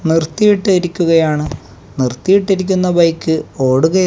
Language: Malayalam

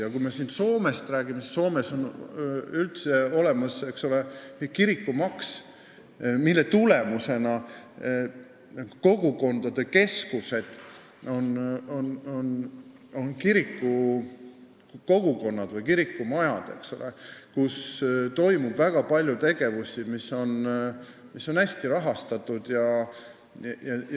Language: Estonian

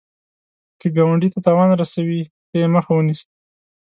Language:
Pashto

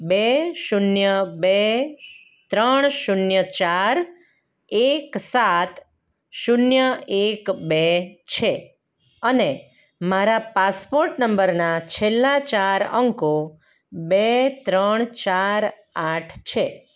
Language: Gujarati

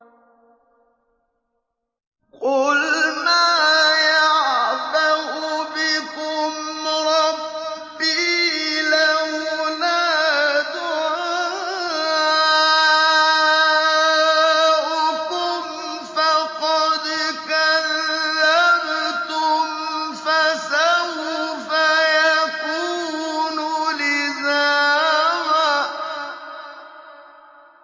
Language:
Arabic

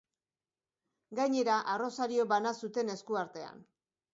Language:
Basque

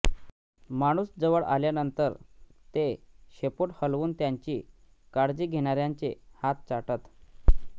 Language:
Marathi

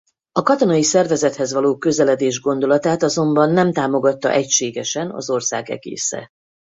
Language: Hungarian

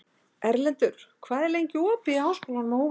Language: Icelandic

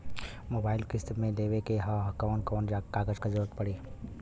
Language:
Bhojpuri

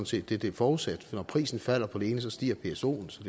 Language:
Danish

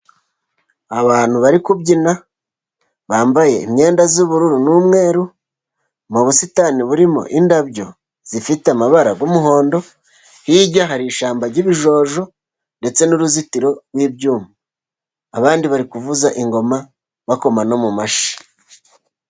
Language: Kinyarwanda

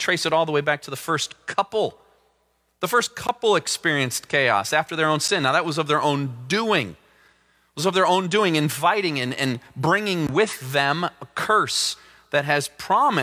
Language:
English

